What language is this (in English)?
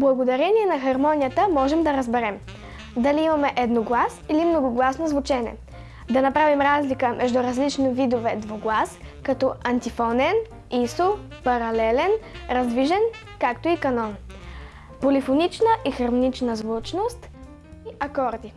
Bulgarian